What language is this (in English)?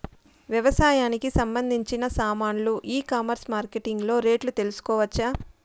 Telugu